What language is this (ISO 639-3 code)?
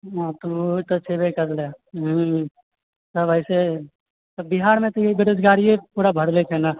mai